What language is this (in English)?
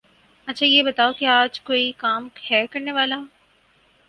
Urdu